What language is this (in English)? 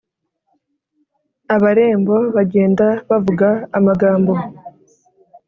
Kinyarwanda